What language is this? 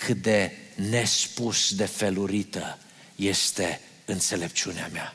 Romanian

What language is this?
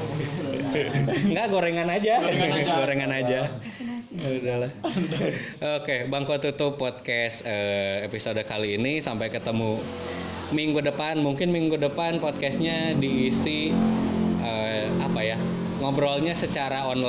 Indonesian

